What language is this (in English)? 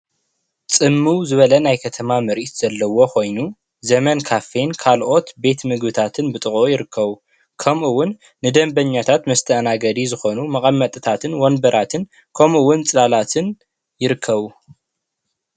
Tigrinya